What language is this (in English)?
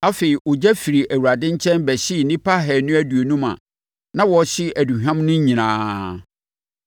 Akan